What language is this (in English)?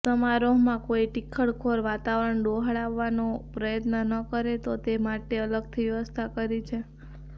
Gujarati